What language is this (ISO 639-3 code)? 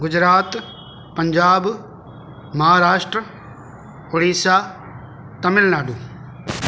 snd